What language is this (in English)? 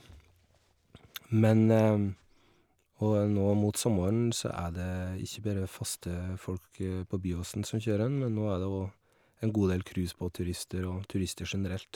Norwegian